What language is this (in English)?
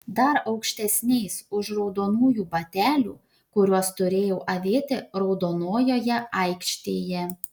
Lithuanian